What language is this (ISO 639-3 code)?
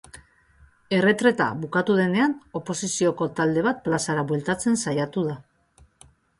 eus